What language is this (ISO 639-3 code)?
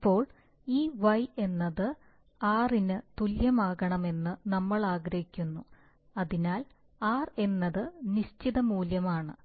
mal